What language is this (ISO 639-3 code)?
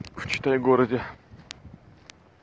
rus